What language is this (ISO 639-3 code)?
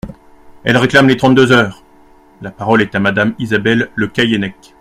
fra